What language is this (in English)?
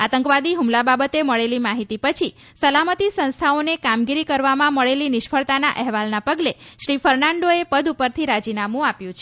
Gujarati